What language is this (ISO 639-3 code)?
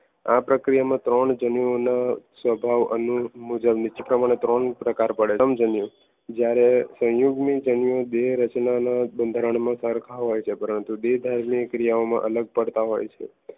guj